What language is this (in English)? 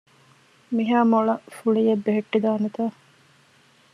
Divehi